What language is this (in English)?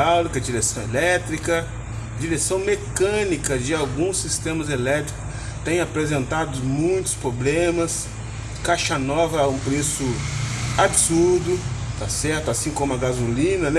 Portuguese